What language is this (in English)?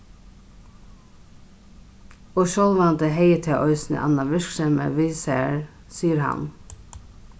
Faroese